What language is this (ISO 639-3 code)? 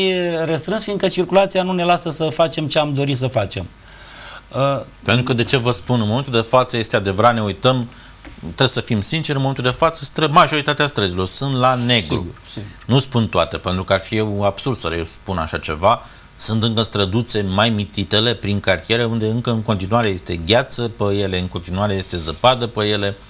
ron